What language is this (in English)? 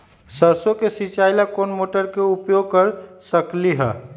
Magahi